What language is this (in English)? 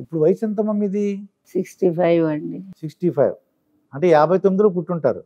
Telugu